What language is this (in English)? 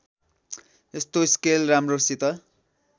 Nepali